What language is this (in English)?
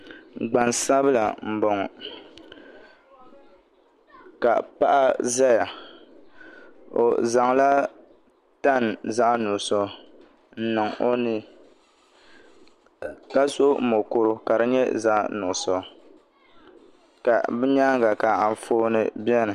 Dagbani